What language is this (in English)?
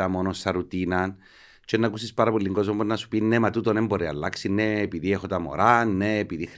Greek